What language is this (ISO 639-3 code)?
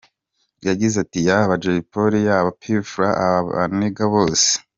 kin